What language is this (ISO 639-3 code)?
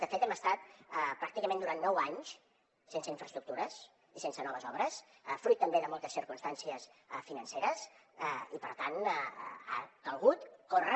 cat